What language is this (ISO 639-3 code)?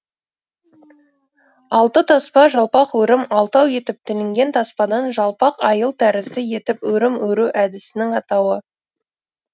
kaz